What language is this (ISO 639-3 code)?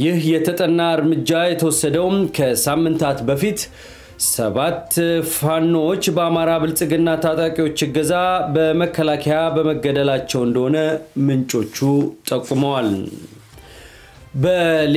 ara